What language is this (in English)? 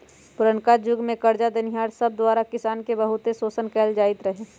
Magahi